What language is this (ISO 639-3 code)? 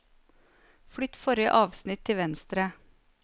nor